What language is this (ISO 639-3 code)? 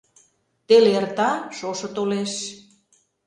chm